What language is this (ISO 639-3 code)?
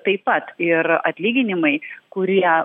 lit